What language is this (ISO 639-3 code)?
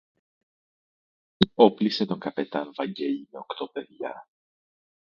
ell